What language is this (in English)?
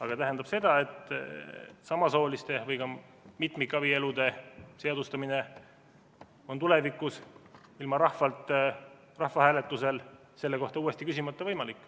Estonian